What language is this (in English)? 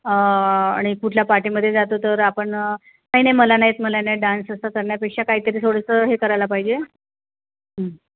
Marathi